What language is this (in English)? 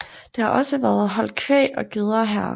Danish